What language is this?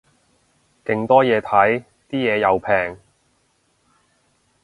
Cantonese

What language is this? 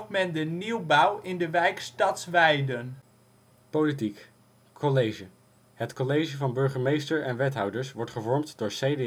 Dutch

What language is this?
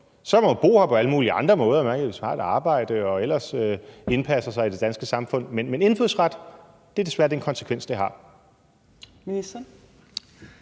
Danish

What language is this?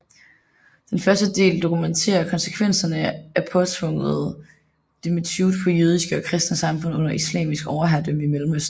Danish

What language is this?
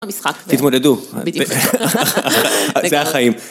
Hebrew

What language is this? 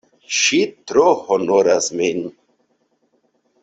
Esperanto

